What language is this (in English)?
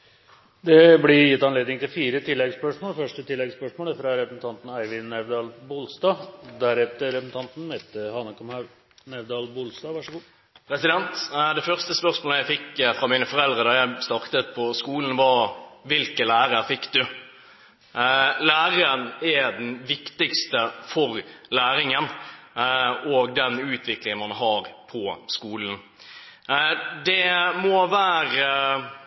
Norwegian